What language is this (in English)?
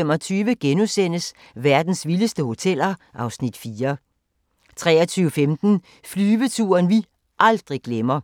Danish